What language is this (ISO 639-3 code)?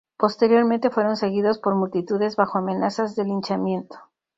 spa